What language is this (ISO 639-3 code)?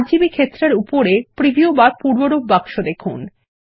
ben